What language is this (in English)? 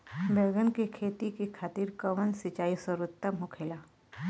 Bhojpuri